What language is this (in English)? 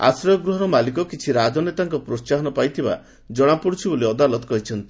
Odia